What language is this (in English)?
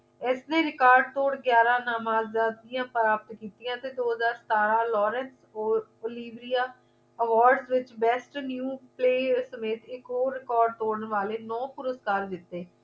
Punjabi